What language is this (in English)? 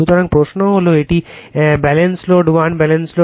Bangla